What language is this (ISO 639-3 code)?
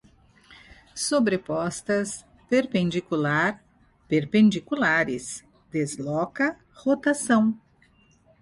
por